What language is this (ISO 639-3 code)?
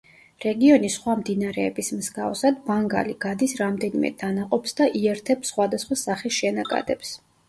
kat